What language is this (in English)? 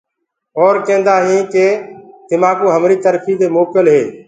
Gurgula